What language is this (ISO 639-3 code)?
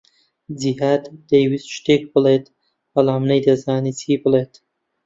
ckb